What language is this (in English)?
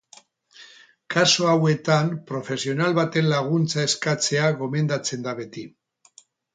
Basque